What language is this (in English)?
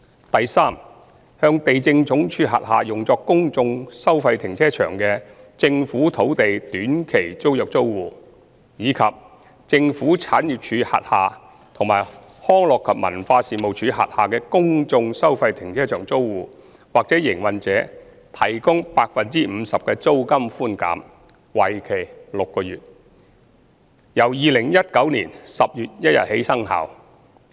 Cantonese